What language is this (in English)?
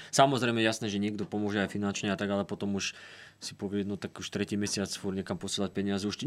Slovak